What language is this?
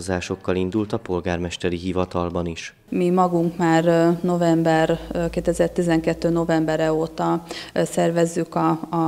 Hungarian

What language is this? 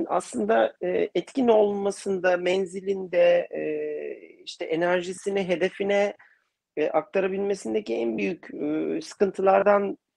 Turkish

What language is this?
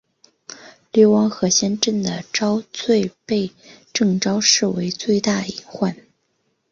Chinese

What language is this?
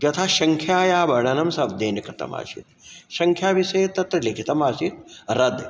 Sanskrit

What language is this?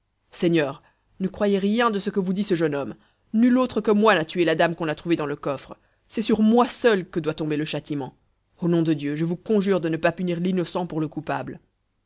French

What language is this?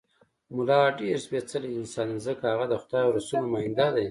Pashto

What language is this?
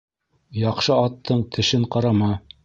Bashkir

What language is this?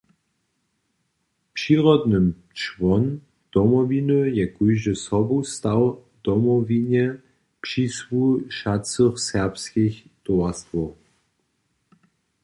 Upper Sorbian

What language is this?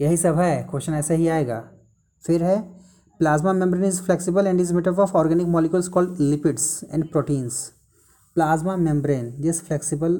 Hindi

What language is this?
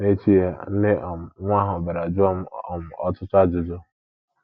Igbo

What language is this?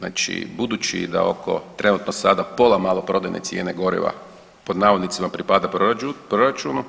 Croatian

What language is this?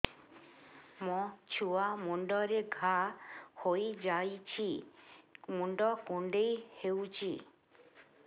Odia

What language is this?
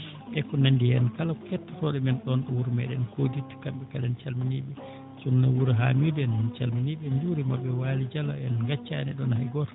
Fula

